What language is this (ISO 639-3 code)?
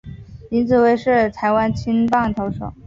zho